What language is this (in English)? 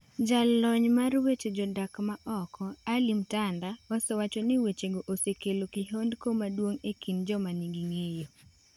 Luo (Kenya and Tanzania)